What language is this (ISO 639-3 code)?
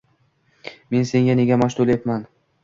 uzb